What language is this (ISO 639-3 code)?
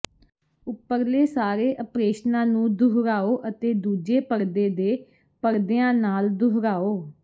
pan